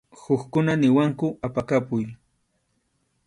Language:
Arequipa-La Unión Quechua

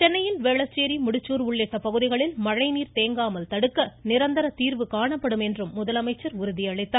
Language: Tamil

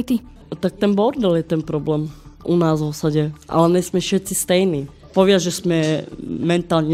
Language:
Slovak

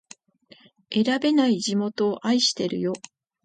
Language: Japanese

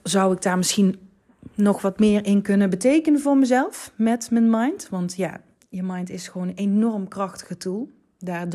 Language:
Dutch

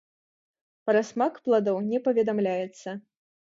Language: Belarusian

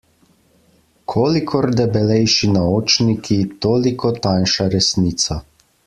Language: Slovenian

